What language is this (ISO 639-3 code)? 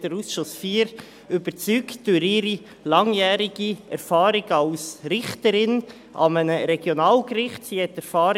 gsw